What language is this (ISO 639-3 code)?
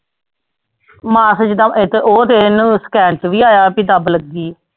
pan